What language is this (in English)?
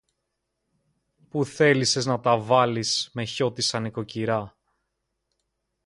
Greek